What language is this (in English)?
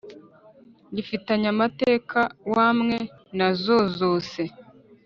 Kinyarwanda